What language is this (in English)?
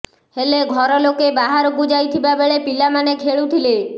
Odia